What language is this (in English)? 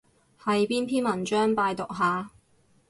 Cantonese